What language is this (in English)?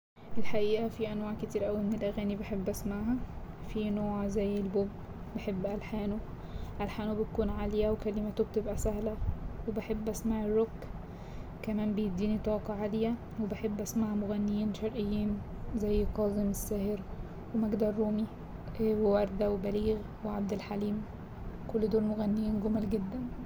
Egyptian Arabic